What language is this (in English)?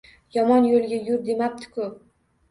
Uzbek